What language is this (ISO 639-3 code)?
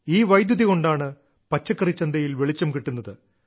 mal